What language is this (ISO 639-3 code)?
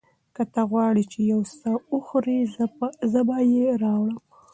pus